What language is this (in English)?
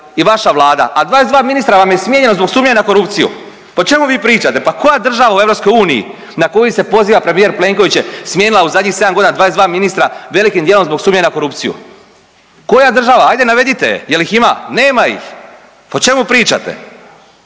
Croatian